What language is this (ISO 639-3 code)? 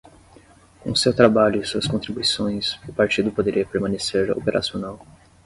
por